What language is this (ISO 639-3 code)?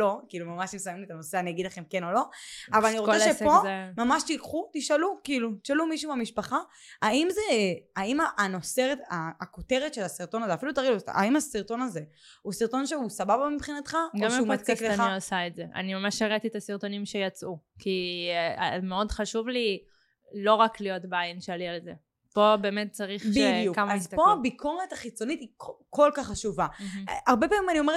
heb